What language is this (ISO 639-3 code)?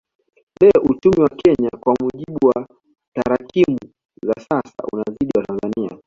swa